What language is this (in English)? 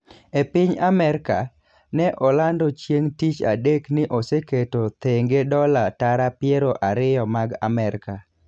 Luo (Kenya and Tanzania)